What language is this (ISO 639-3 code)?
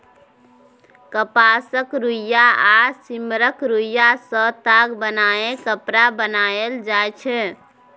mai